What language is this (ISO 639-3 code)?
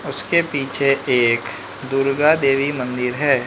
hin